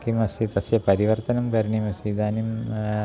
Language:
Sanskrit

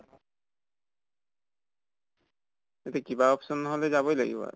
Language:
Assamese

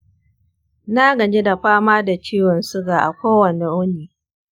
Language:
Hausa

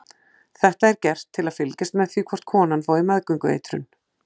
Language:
Icelandic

